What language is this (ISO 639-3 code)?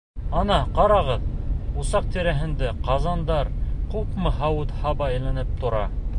bak